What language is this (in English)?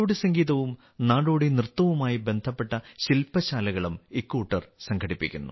Malayalam